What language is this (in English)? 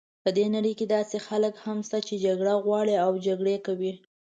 Pashto